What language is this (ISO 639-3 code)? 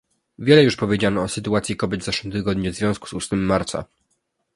pol